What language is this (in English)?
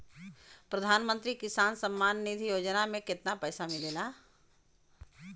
Bhojpuri